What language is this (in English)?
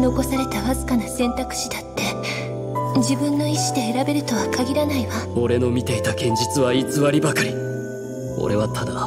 Japanese